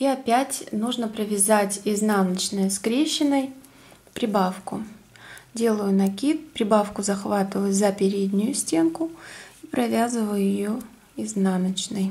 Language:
Russian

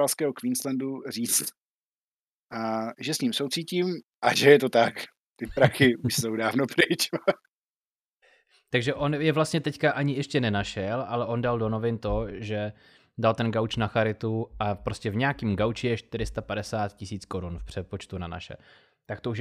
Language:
Czech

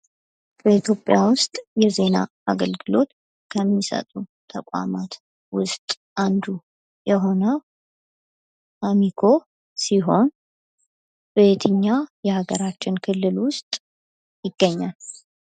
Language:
Amharic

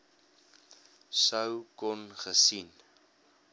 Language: Afrikaans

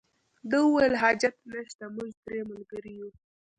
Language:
Pashto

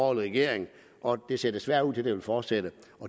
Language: Danish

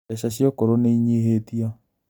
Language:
Kikuyu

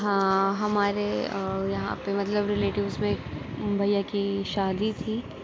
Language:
Urdu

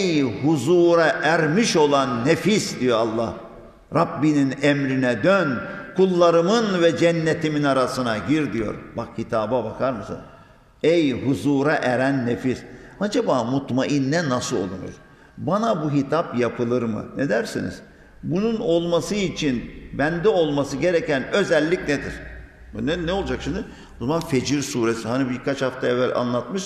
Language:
Turkish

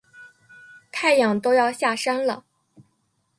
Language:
Chinese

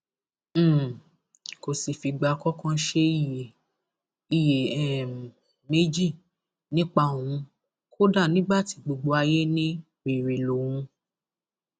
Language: Yoruba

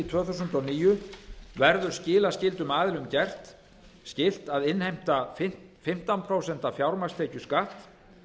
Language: Icelandic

